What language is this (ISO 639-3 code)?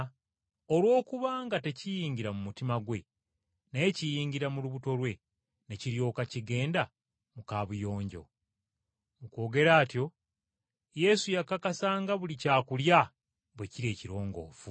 lug